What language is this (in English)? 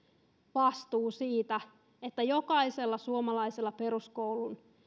Finnish